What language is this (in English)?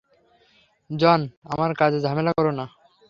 Bangla